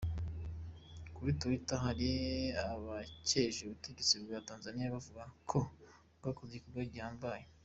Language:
Kinyarwanda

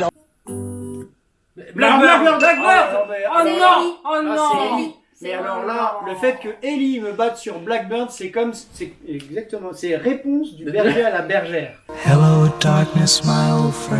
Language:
French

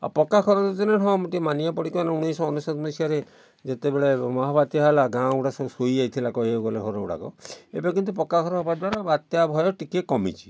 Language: Odia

